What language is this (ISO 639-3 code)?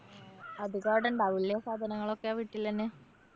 mal